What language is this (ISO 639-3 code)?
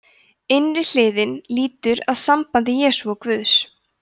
isl